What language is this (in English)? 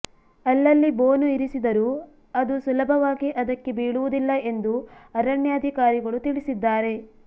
Kannada